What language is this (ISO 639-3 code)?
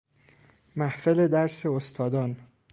fas